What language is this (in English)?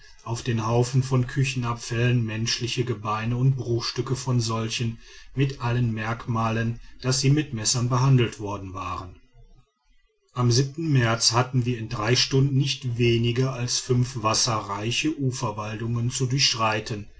German